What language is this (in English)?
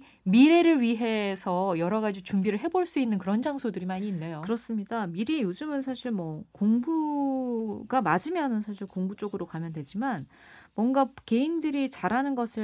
Korean